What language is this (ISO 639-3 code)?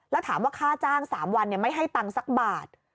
tha